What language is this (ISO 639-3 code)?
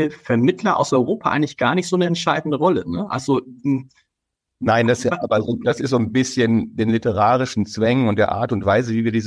deu